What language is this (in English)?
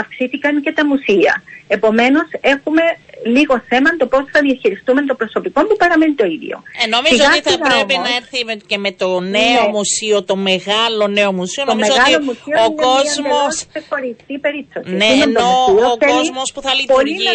Greek